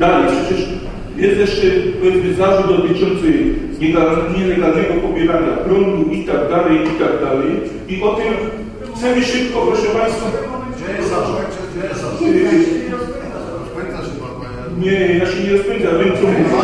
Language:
Polish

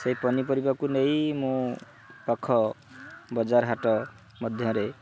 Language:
Odia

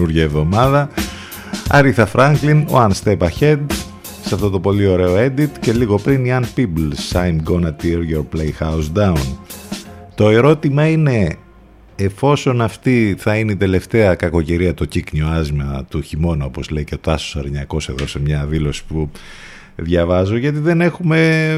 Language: Greek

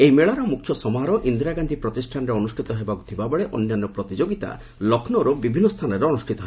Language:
Odia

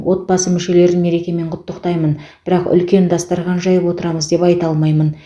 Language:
Kazakh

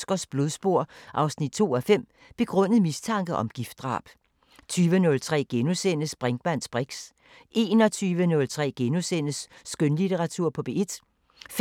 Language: Danish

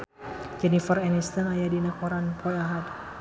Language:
Sundanese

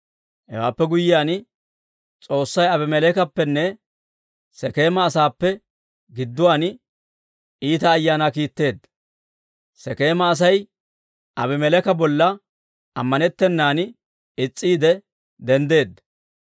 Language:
Dawro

